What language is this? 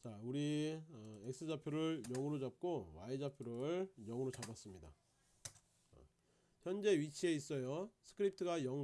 Korean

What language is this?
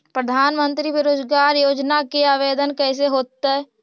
Magahi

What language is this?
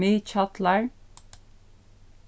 Faroese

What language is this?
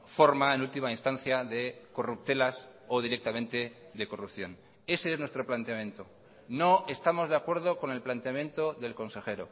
Spanish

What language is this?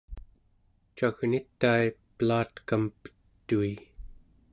Central Yupik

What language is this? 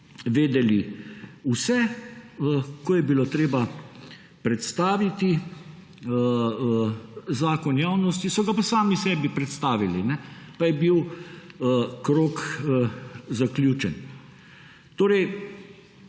Slovenian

